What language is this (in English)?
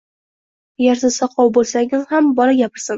Uzbek